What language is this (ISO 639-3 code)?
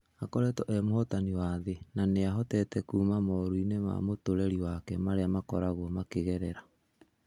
kik